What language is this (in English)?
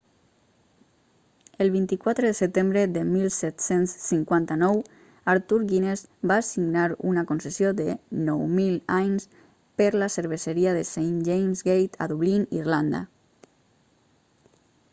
Catalan